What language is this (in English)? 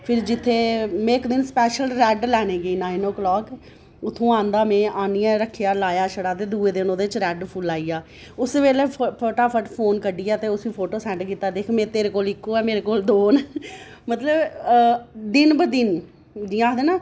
Dogri